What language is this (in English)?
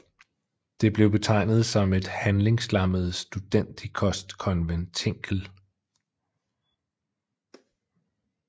Danish